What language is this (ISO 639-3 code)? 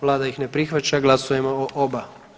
hrv